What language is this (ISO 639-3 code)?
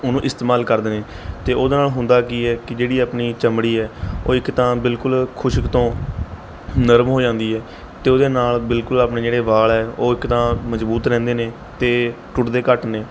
pan